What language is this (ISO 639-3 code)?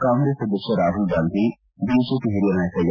kan